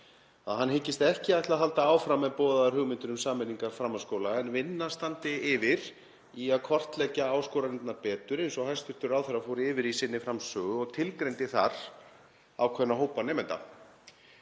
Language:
Icelandic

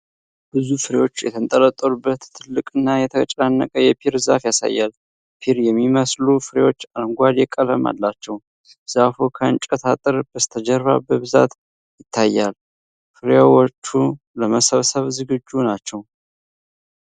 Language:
Amharic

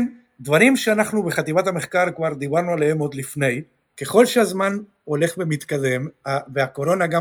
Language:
Hebrew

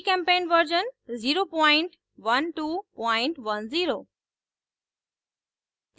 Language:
Hindi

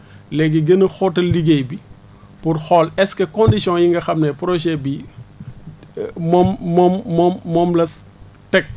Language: Wolof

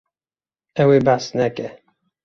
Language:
Kurdish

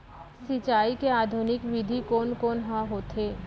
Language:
Chhattisgarhi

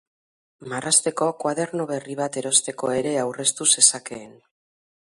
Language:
Basque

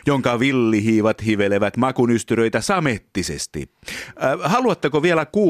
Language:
Finnish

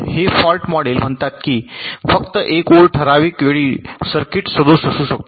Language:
Marathi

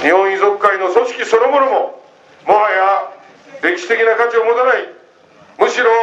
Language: Japanese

